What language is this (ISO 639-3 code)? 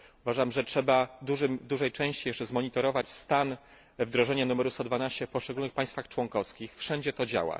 pol